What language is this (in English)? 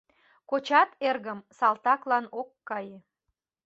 Mari